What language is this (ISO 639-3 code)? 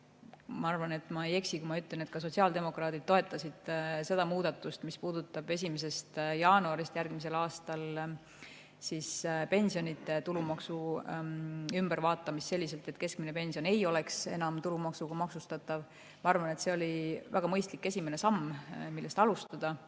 est